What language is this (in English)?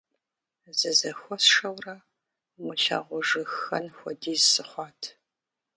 Kabardian